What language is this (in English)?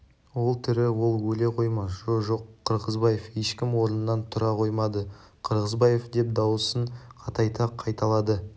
Kazakh